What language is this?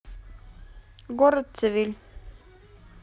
Russian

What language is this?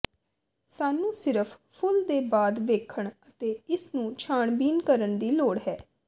Punjabi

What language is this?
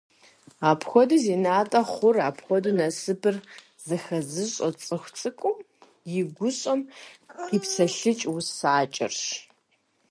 Kabardian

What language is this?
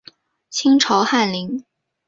Chinese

